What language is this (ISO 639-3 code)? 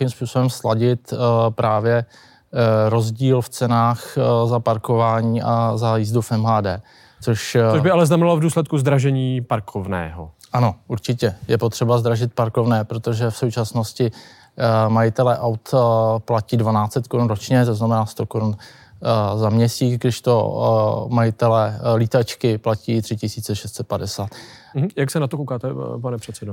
ces